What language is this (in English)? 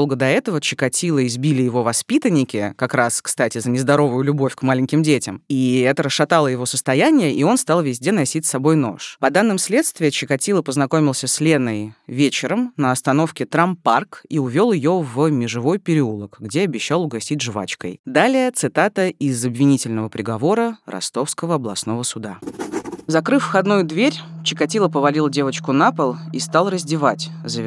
Russian